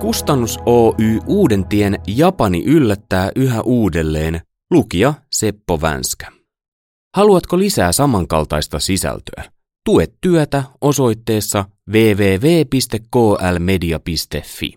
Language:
Finnish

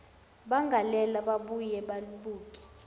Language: Zulu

